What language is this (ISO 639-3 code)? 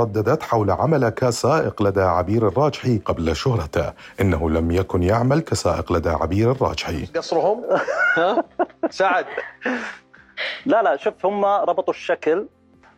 ara